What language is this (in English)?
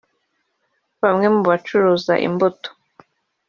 Kinyarwanda